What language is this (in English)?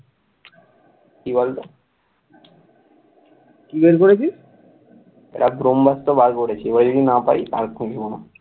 Bangla